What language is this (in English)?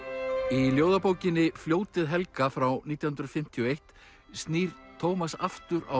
Icelandic